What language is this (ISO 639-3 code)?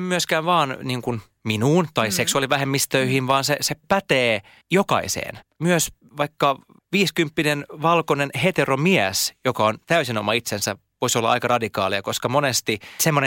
fin